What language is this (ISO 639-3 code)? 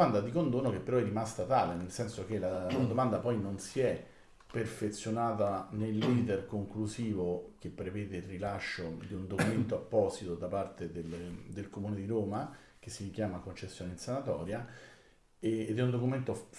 ita